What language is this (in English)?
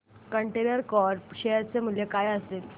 Marathi